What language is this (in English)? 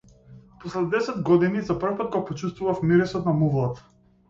Macedonian